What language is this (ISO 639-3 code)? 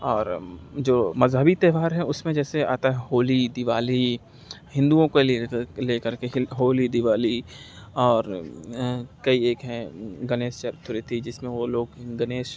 urd